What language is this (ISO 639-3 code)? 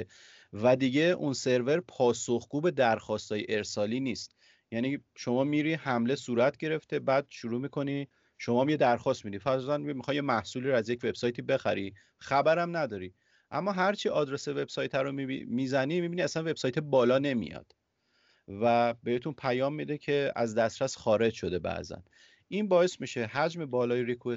fas